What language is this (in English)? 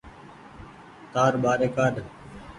Goaria